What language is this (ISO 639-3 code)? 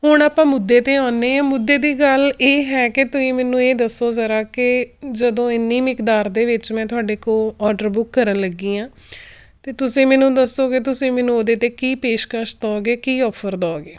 pan